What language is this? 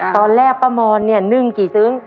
Thai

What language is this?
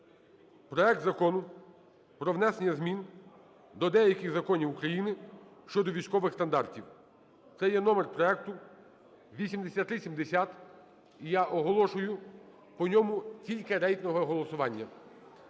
Ukrainian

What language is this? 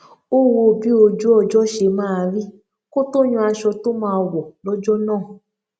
Yoruba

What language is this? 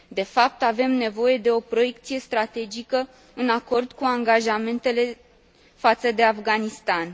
Romanian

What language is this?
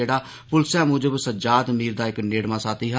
Dogri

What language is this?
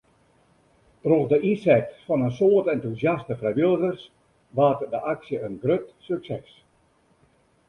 Western Frisian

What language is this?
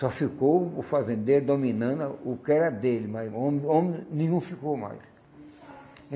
Portuguese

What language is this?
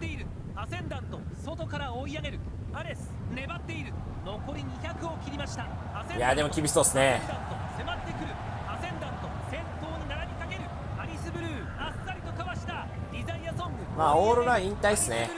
Japanese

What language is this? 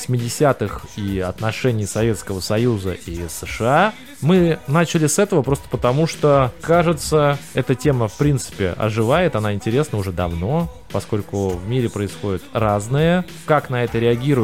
Russian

